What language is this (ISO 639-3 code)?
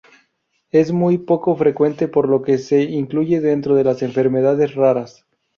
spa